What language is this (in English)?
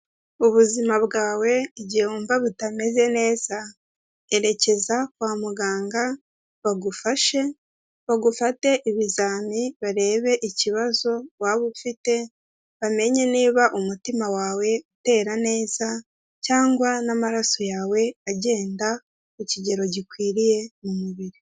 Kinyarwanda